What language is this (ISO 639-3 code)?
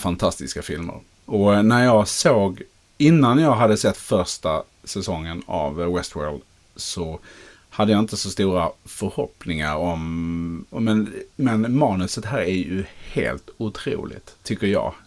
swe